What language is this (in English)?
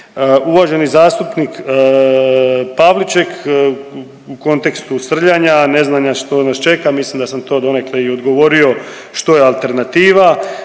Croatian